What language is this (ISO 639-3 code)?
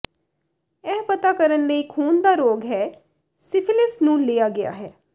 pan